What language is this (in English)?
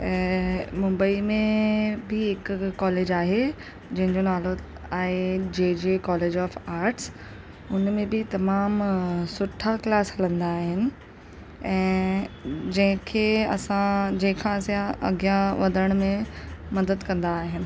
Sindhi